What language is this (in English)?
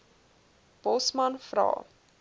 Afrikaans